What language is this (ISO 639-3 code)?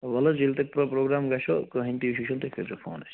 kas